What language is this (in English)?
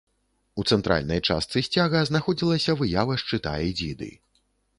Belarusian